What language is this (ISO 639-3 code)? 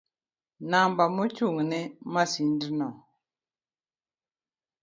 luo